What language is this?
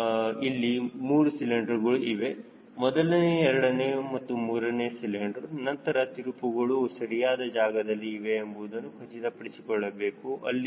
Kannada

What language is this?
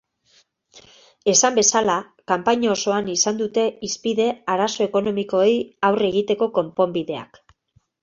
Basque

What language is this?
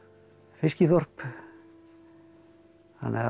Icelandic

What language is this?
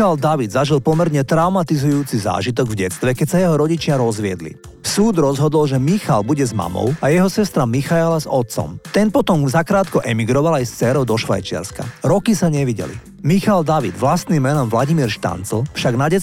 Slovak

